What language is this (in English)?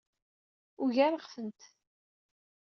Kabyle